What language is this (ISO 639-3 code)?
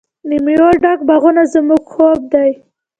pus